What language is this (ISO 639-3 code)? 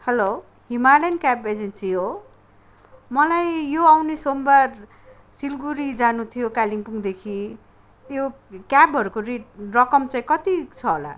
nep